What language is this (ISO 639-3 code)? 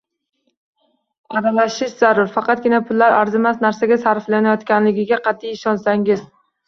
uzb